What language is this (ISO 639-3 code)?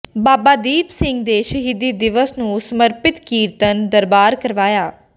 pan